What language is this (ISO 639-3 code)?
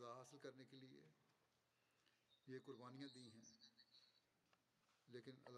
bul